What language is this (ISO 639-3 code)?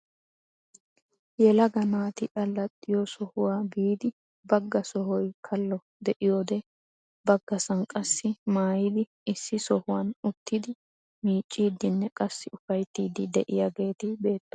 wal